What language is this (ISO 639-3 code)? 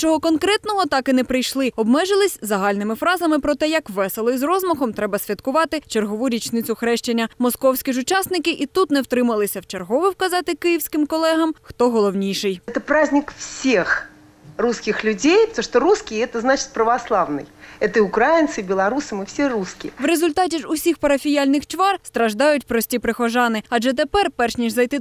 ukr